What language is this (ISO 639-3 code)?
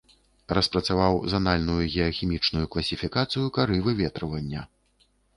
bel